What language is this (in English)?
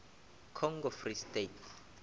Northern Sotho